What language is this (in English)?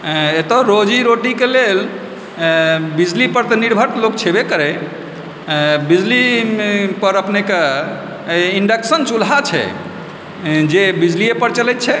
Maithili